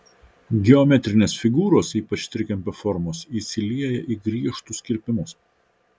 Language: Lithuanian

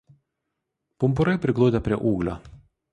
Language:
Lithuanian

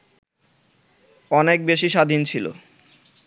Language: Bangla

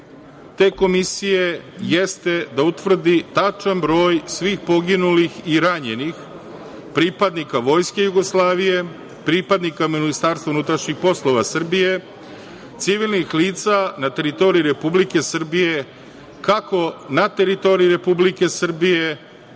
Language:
Serbian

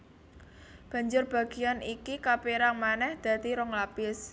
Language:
Javanese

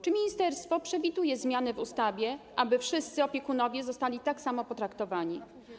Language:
Polish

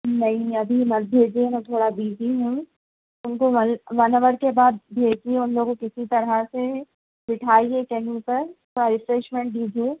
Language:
Urdu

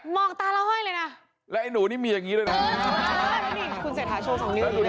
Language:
Thai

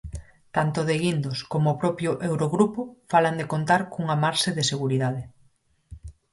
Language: Galician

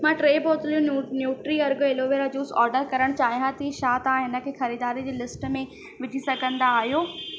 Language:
Sindhi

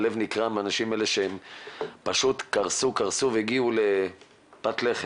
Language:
Hebrew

